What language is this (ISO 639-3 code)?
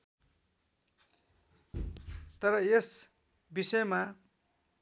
nep